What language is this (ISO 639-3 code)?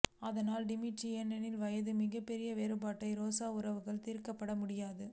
tam